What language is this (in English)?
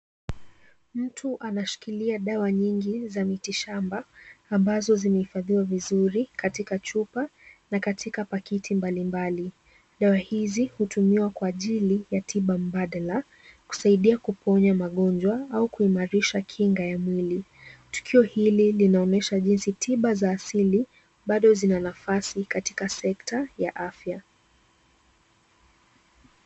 Swahili